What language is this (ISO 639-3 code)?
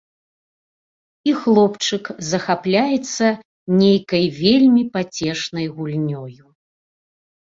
bel